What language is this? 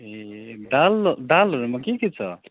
Nepali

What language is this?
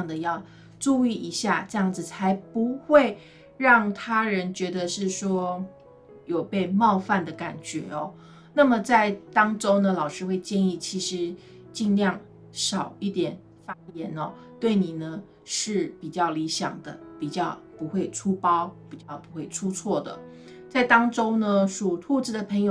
Chinese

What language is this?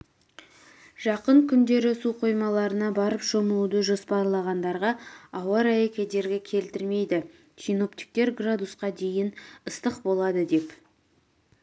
Kazakh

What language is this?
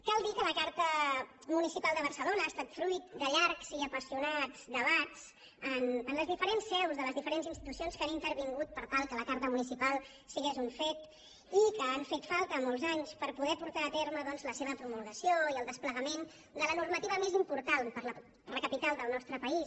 Catalan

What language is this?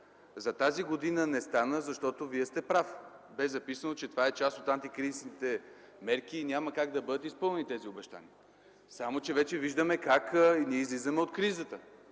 Bulgarian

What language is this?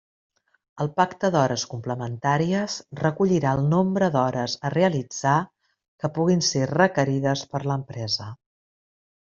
Catalan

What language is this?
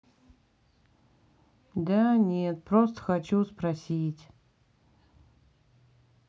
Russian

